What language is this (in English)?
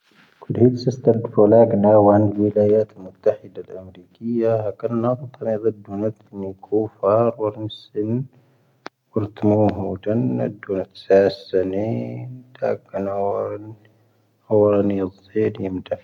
Tahaggart Tamahaq